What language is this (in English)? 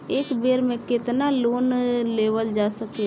Bhojpuri